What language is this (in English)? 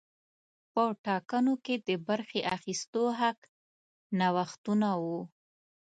Pashto